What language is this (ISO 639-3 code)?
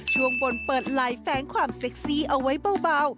tha